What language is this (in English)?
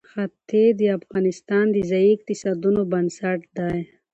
Pashto